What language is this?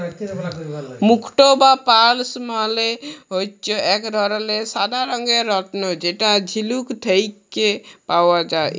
Bangla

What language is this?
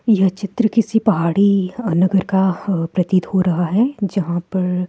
Hindi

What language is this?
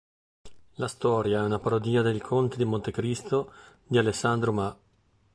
Italian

